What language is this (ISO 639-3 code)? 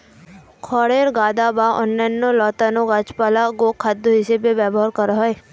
ben